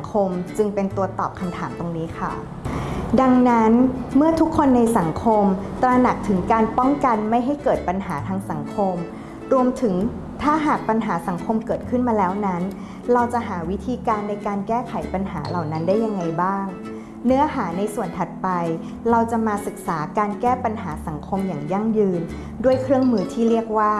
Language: Thai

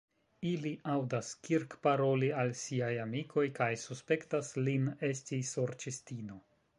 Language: Esperanto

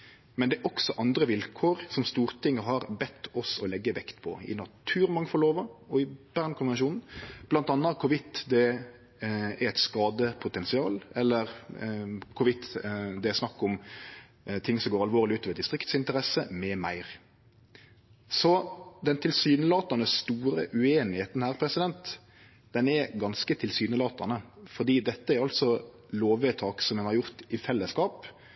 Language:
Norwegian Nynorsk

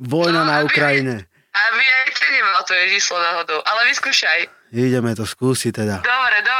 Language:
Slovak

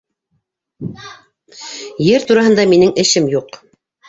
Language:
Bashkir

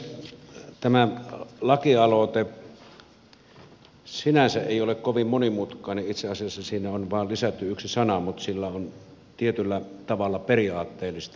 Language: Finnish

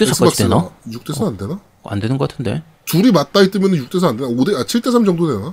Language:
Korean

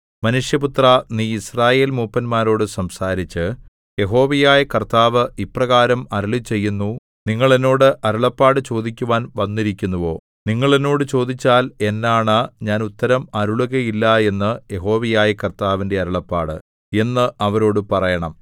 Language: Malayalam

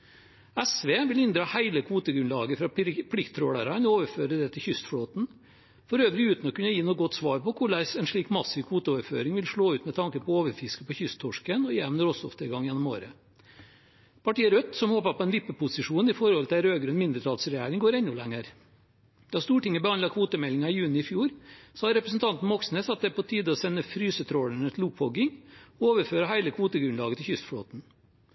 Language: Norwegian Bokmål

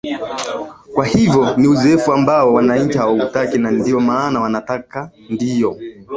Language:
Swahili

